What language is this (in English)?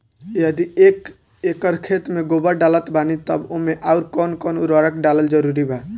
Bhojpuri